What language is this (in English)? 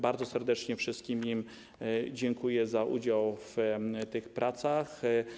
Polish